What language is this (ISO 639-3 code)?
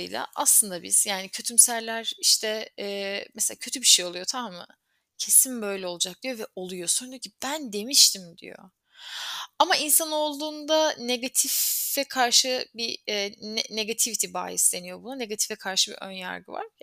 tur